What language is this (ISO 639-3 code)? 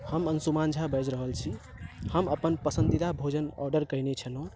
mai